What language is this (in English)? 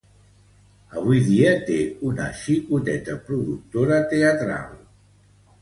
Catalan